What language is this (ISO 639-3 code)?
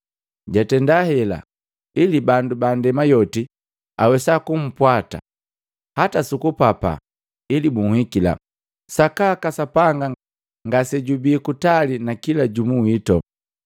mgv